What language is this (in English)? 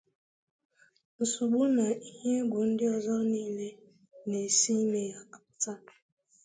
Igbo